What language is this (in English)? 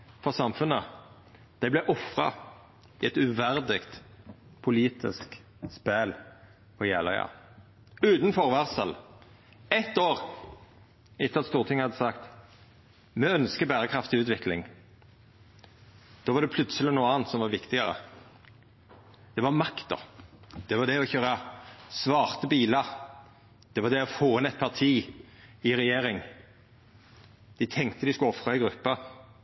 Norwegian Nynorsk